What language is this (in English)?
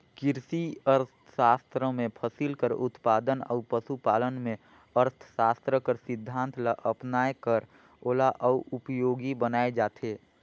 Chhattisgarhi